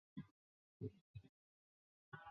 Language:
Chinese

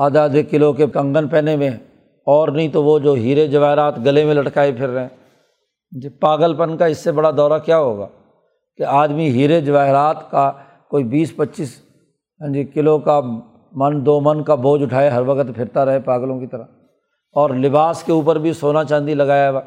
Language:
Urdu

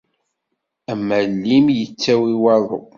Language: Kabyle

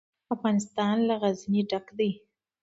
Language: Pashto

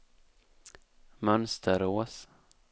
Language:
Swedish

